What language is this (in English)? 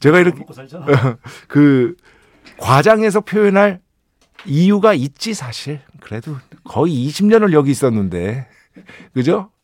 Korean